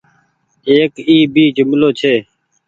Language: Goaria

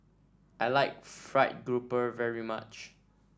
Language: English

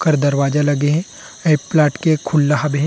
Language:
Chhattisgarhi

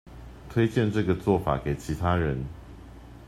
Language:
Chinese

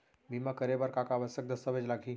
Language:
Chhattisgarhi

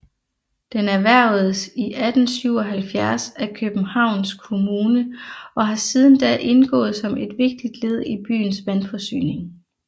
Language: Danish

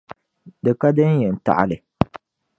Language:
Dagbani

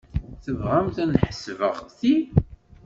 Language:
Kabyle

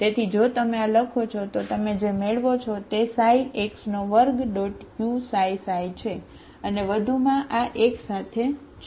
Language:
Gujarati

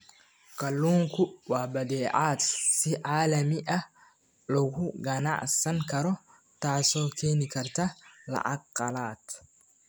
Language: Somali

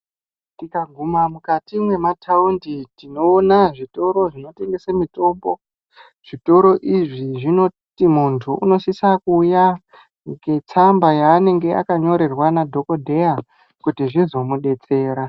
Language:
Ndau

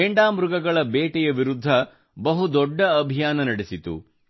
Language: Kannada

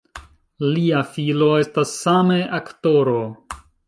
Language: Esperanto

